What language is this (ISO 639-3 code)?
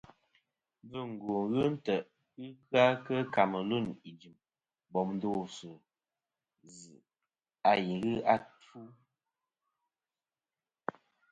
bkm